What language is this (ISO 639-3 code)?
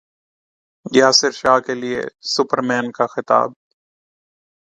urd